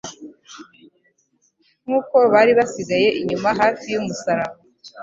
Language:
Kinyarwanda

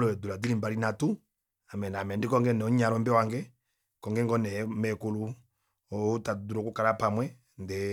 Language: Kuanyama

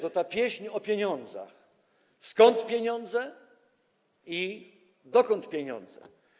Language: Polish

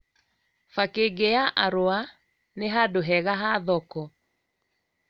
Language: Kikuyu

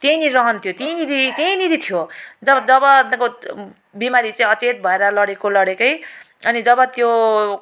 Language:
Nepali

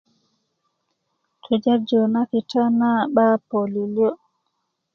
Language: Kuku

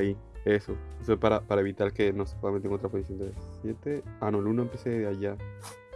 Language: Spanish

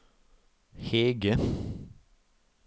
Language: Norwegian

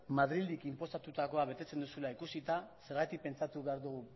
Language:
Basque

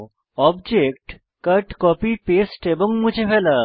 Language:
Bangla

